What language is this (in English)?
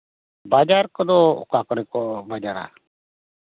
Santali